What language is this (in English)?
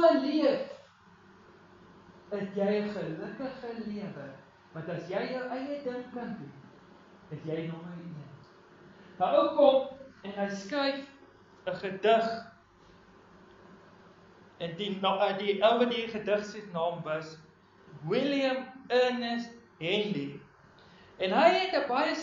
Dutch